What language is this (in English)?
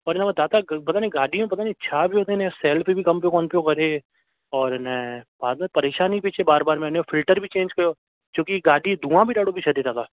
Sindhi